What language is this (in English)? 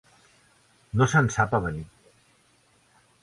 Catalan